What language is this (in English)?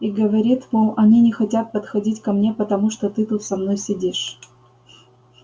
Russian